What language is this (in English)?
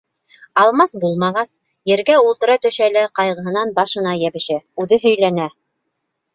Bashkir